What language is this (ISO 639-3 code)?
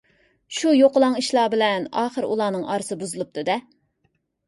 uig